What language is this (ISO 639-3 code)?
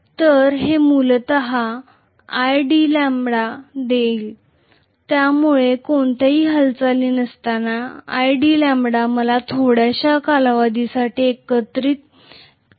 mar